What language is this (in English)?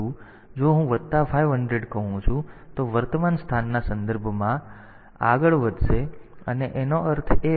Gujarati